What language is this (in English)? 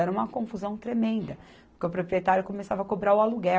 Portuguese